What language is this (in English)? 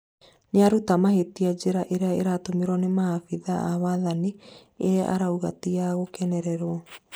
Kikuyu